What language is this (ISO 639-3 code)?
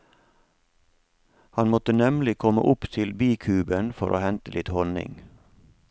nor